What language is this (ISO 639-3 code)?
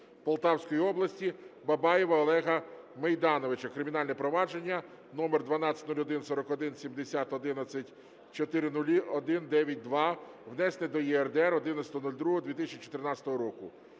ukr